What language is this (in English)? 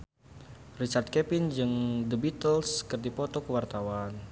Sundanese